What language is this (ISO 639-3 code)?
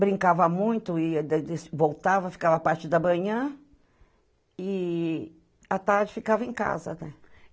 por